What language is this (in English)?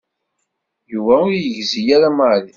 Kabyle